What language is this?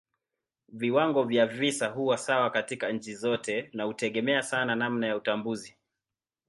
Swahili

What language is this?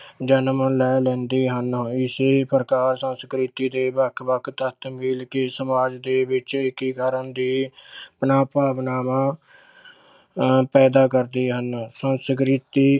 Punjabi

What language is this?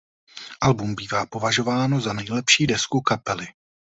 Czech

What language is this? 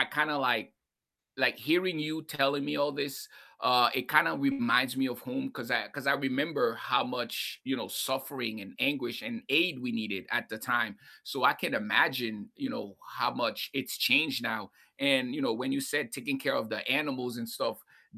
English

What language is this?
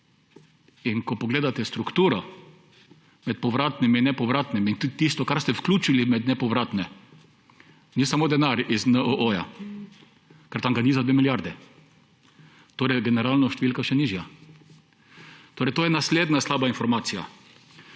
Slovenian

